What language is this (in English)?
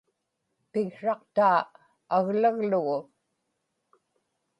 Inupiaq